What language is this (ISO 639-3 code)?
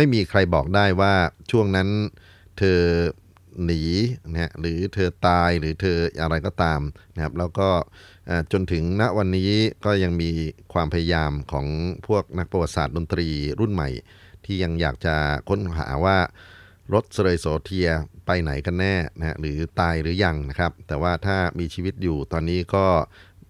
tha